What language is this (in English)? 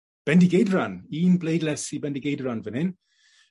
Welsh